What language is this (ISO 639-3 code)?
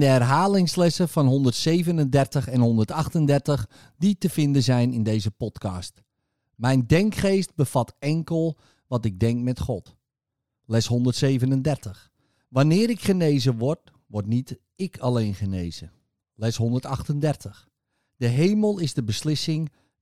nld